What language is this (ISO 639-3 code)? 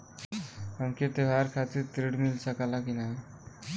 bho